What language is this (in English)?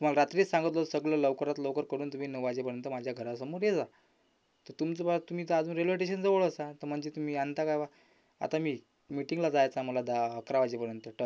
Marathi